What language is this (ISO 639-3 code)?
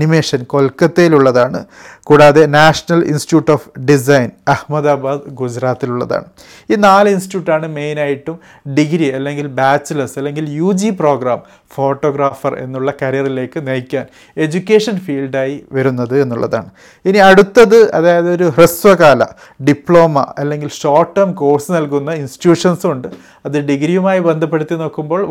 mal